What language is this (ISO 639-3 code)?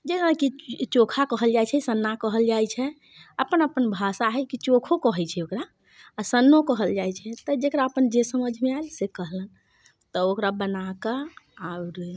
mai